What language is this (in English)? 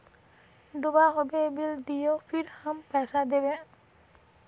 Magahi